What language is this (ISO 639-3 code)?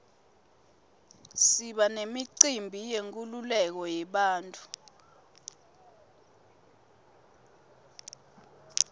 ssw